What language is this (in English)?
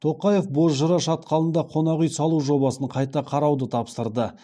Kazakh